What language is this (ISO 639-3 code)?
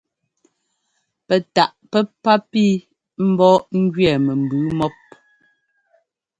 jgo